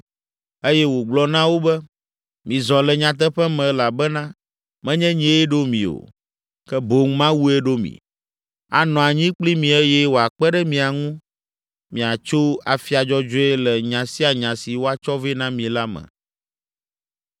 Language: Ewe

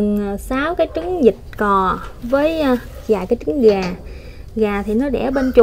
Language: Vietnamese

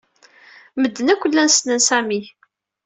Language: Kabyle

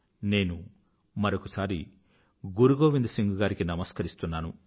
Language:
Telugu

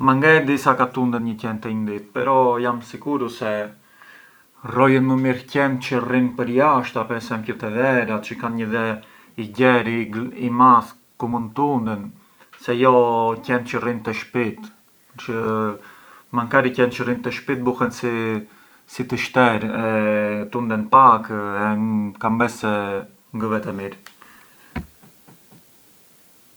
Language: Arbëreshë Albanian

